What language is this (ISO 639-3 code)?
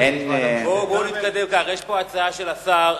heb